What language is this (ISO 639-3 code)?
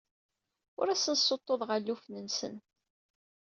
kab